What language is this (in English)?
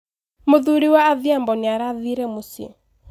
Kikuyu